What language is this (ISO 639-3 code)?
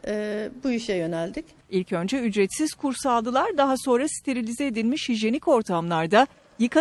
tur